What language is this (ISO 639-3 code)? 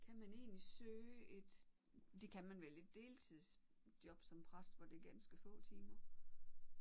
dan